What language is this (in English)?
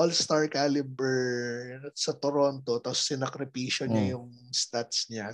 Filipino